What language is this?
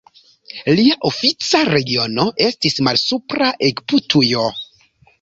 Esperanto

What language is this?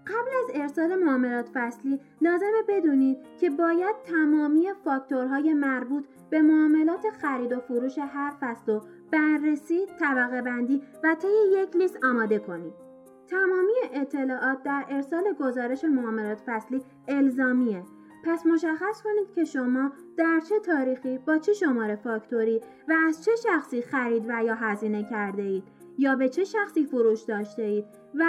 Persian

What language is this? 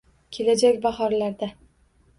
Uzbek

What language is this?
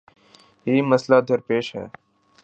Urdu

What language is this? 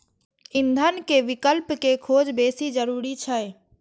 Maithili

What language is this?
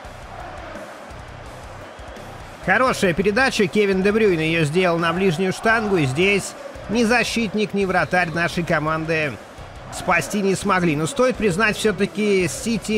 Russian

